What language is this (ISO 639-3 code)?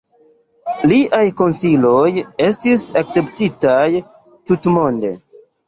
epo